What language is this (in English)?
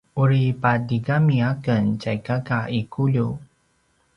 Paiwan